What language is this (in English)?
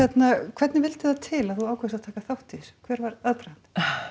Icelandic